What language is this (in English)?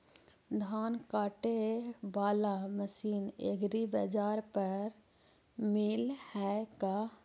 Magahi